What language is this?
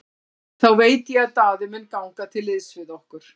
Icelandic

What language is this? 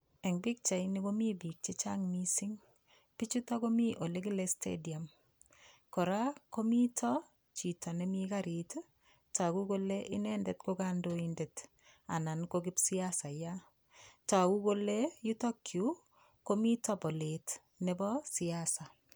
Kalenjin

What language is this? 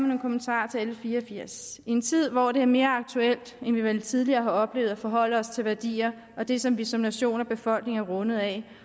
Danish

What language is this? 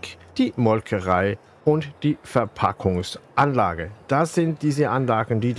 German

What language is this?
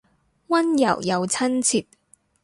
Cantonese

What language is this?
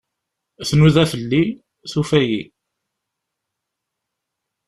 Kabyle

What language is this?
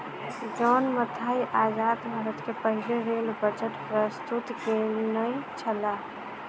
Maithili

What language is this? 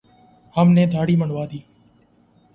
Urdu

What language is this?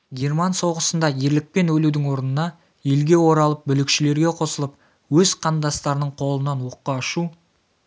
Kazakh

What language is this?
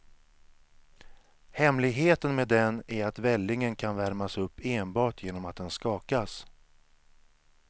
Swedish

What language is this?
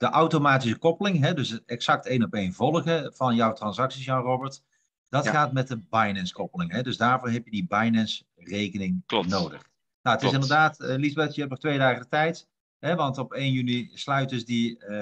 Dutch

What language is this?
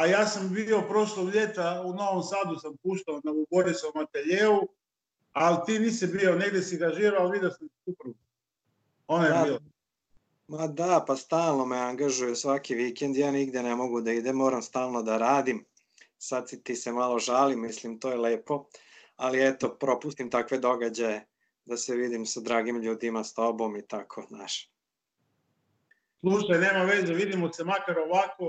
Croatian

